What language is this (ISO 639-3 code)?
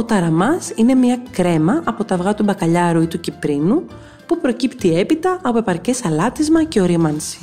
ell